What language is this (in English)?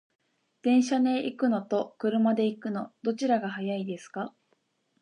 Japanese